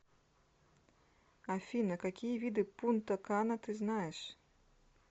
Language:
Russian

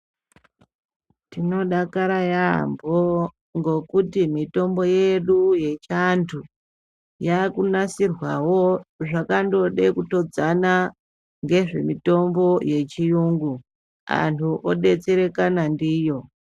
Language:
Ndau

